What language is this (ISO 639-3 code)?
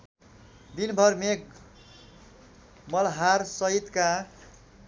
nep